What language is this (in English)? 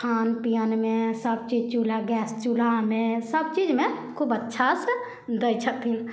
Maithili